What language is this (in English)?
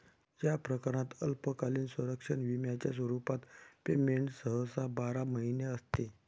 Marathi